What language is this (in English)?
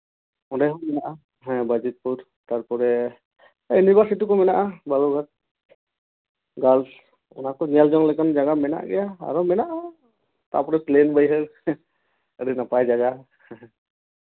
Santali